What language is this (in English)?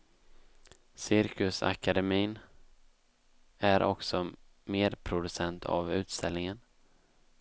Swedish